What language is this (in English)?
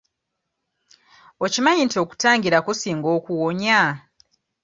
Ganda